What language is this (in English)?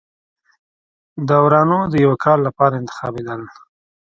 Pashto